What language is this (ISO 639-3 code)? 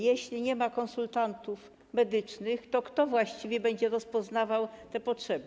pol